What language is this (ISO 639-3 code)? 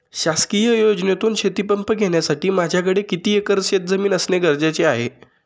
mar